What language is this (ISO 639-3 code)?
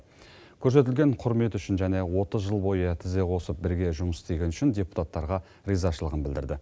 kaz